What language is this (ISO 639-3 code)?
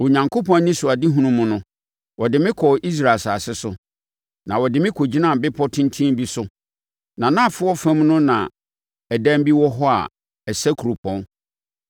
aka